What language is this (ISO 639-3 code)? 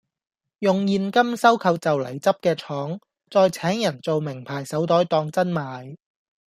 yue